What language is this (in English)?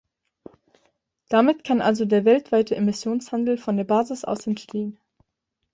German